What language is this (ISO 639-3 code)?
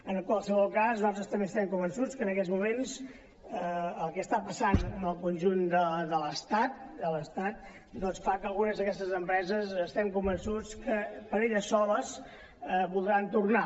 cat